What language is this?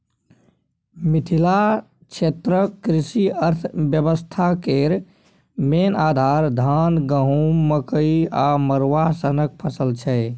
Maithili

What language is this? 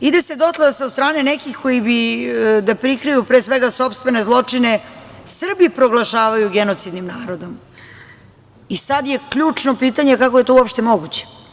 Serbian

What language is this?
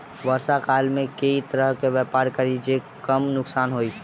Maithili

